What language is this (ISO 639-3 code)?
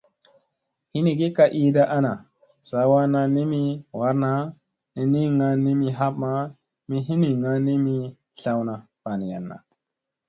mse